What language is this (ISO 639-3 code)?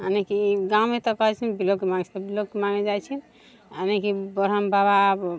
mai